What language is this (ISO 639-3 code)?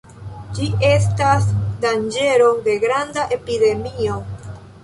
epo